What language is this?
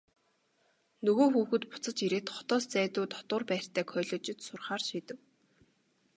Mongolian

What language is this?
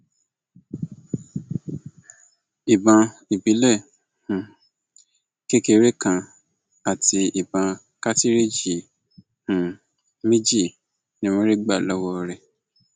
Yoruba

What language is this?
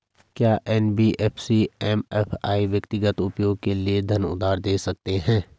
Hindi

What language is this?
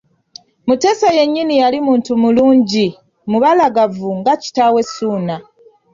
Ganda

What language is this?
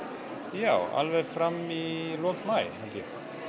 Icelandic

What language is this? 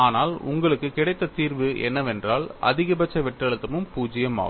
Tamil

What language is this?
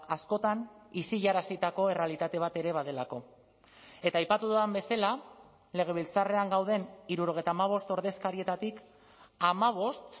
Basque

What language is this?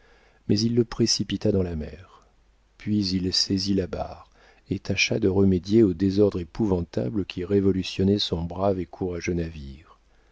French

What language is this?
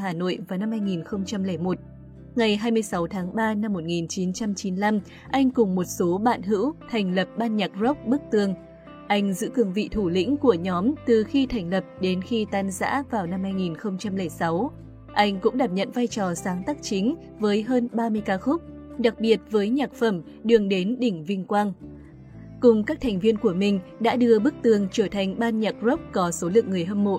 Vietnamese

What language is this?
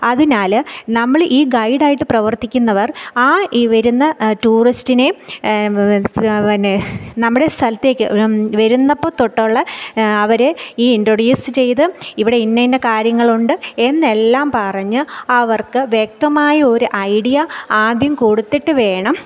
Malayalam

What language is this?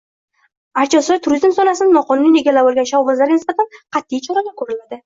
Uzbek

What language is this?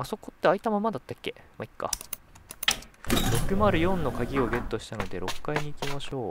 Japanese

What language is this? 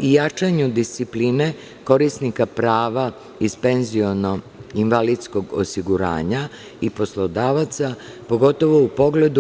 Serbian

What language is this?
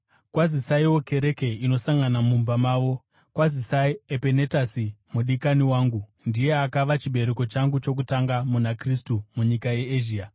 Shona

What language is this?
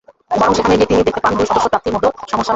Bangla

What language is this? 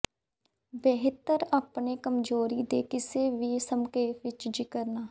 Punjabi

